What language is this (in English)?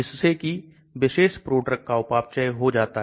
Hindi